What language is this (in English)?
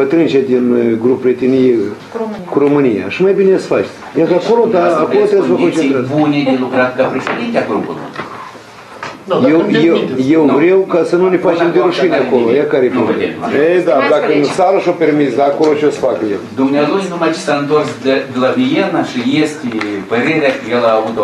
Romanian